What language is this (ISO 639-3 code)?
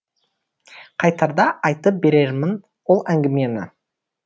kaz